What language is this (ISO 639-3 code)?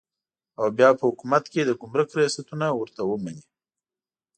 pus